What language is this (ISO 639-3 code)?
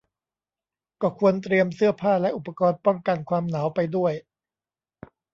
tha